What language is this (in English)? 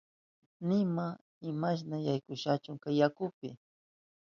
Southern Pastaza Quechua